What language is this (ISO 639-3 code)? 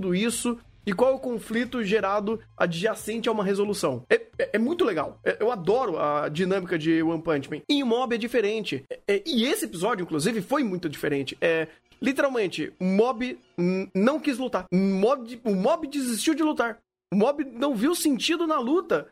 por